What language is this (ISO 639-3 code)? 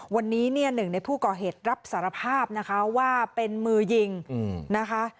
tha